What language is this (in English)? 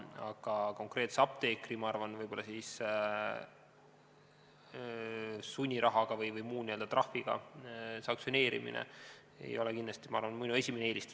Estonian